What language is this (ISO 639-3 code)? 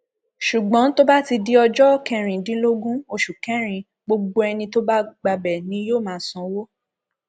yor